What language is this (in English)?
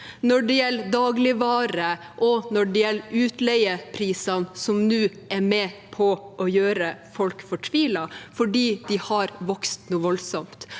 Norwegian